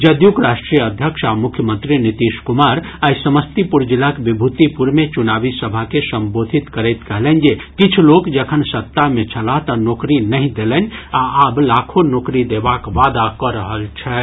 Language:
Maithili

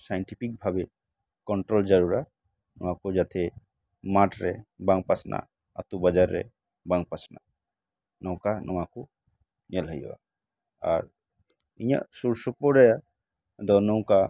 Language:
Santali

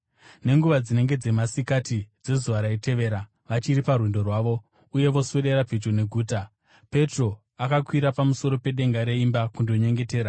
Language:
Shona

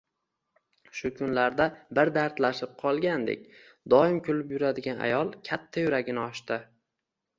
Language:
Uzbek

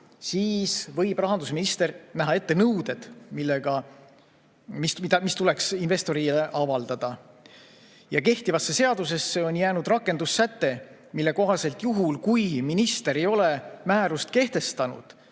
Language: Estonian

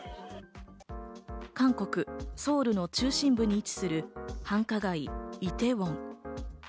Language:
Japanese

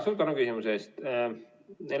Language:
Estonian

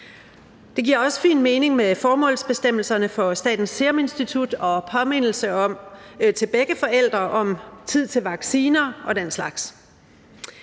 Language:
Danish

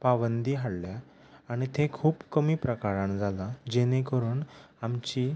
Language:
Konkani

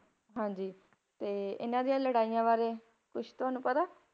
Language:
Punjabi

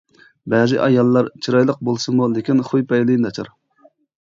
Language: Uyghur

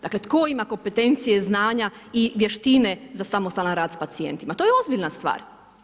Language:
Croatian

